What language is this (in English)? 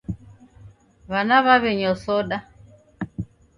Taita